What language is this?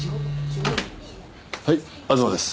Japanese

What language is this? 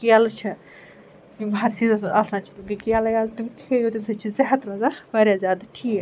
Kashmiri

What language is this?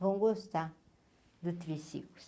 Portuguese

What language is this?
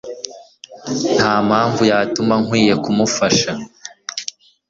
Kinyarwanda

